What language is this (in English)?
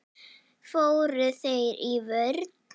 Icelandic